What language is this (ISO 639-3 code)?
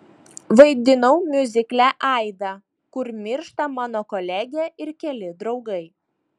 lit